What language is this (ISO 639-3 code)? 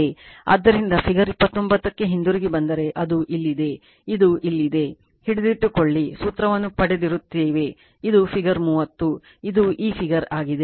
kan